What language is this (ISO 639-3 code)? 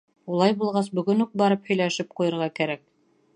bak